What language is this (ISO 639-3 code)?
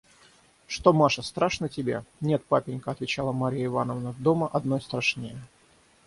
rus